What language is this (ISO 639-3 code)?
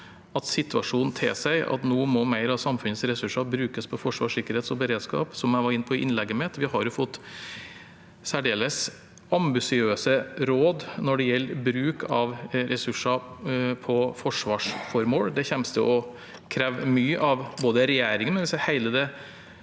nor